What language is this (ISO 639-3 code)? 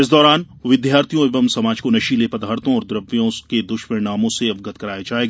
hin